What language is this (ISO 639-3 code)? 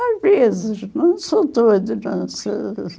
por